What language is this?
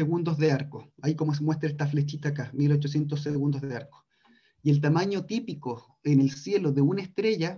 Spanish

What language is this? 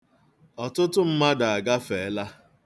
Igbo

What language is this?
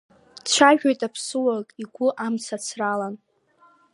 Abkhazian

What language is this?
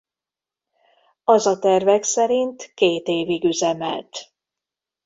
Hungarian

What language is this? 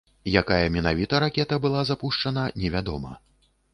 Belarusian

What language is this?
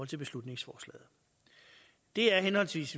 Danish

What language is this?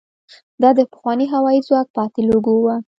Pashto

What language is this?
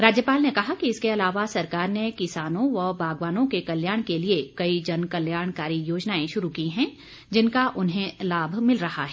Hindi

